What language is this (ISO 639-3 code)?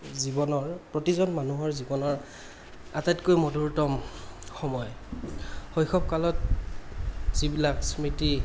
asm